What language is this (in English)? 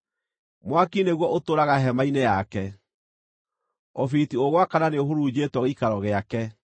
Kikuyu